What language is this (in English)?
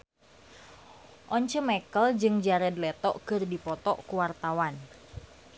Sundanese